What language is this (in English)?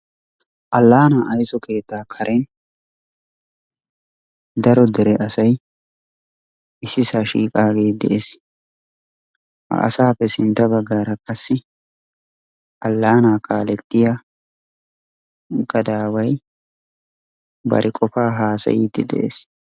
Wolaytta